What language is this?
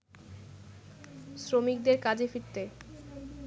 Bangla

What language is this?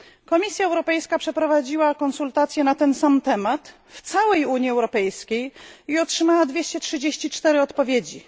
Polish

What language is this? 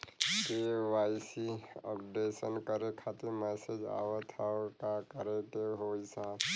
Bhojpuri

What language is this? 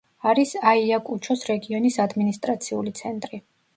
Georgian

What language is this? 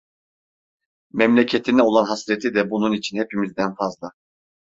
Turkish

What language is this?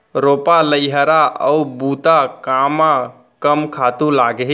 Chhattisgarhi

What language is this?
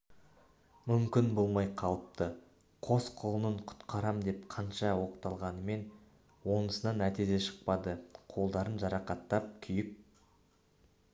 Kazakh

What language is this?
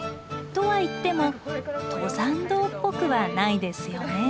Japanese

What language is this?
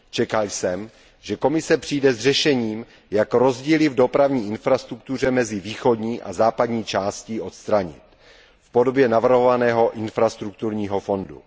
Czech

